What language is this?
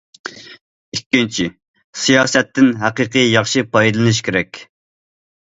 Uyghur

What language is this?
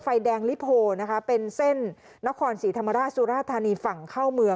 Thai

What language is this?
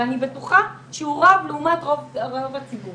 Hebrew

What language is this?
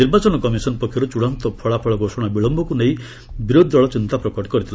Odia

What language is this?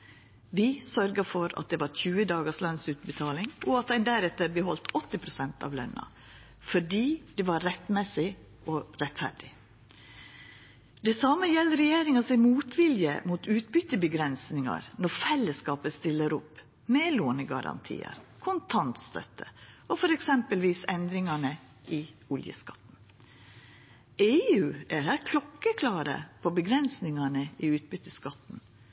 Norwegian Nynorsk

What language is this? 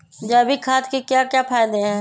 Magahi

